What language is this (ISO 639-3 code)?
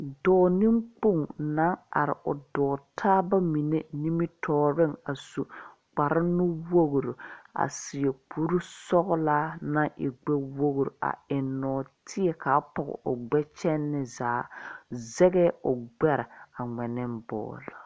dga